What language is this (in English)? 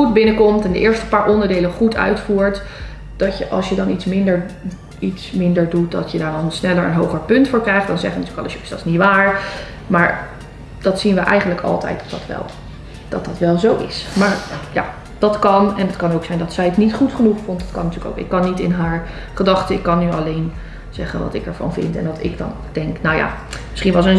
Dutch